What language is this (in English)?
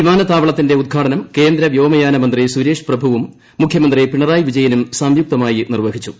Malayalam